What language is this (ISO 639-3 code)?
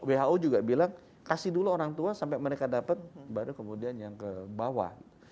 ind